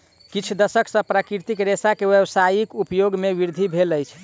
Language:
Maithili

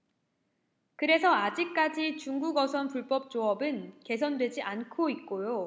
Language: Korean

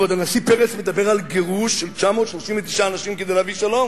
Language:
Hebrew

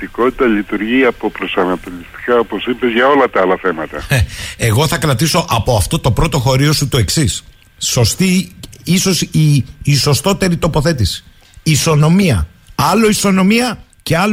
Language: Greek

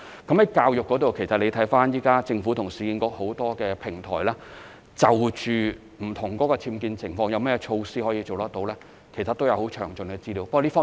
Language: Cantonese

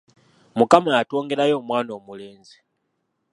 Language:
Ganda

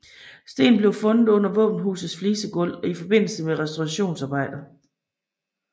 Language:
Danish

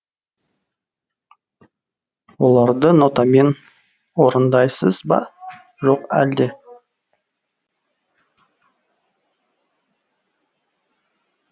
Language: Kazakh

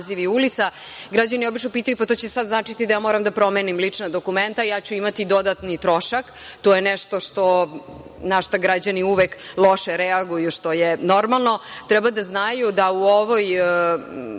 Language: Serbian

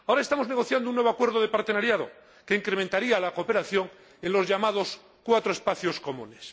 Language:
Spanish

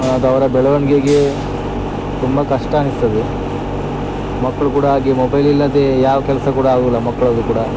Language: Kannada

